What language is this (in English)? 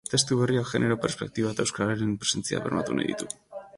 Basque